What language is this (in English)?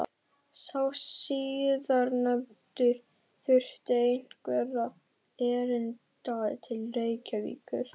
Icelandic